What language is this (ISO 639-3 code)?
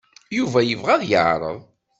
kab